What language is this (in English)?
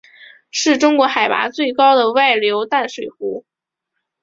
Chinese